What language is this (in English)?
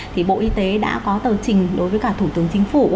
Vietnamese